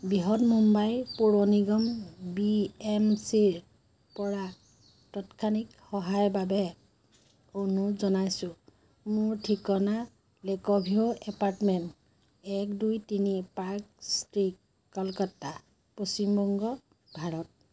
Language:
Assamese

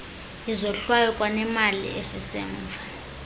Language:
Xhosa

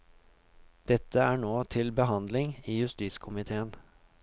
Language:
Norwegian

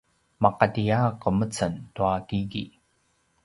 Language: Paiwan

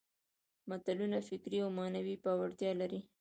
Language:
Pashto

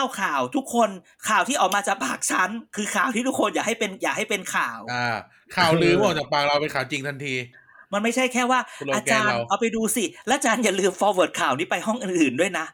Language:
Thai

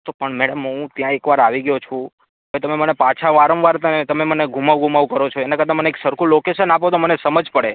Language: Gujarati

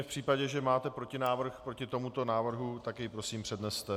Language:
Czech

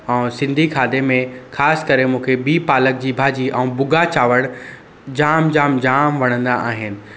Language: Sindhi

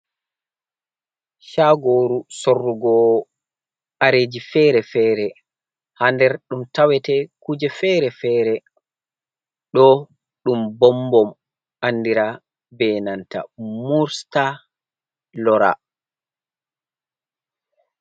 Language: Fula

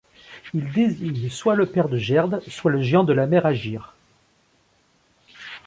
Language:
French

